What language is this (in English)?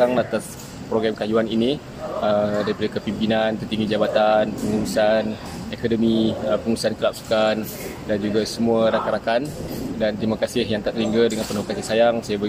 Malay